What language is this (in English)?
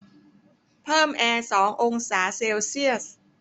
Thai